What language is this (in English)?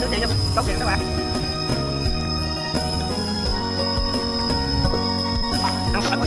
Vietnamese